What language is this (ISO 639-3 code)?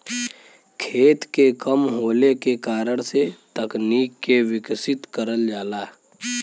bho